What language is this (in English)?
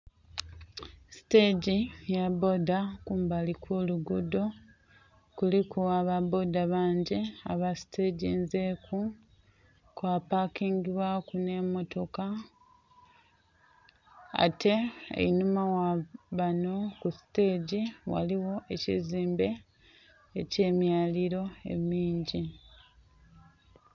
Soga